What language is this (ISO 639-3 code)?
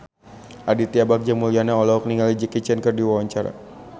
sun